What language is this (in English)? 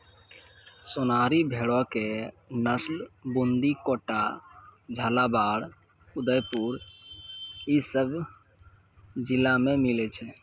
Maithili